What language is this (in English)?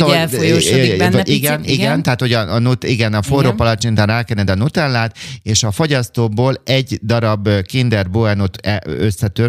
Hungarian